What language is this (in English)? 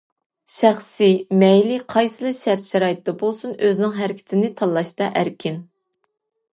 Uyghur